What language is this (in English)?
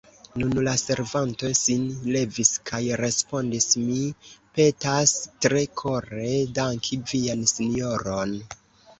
Esperanto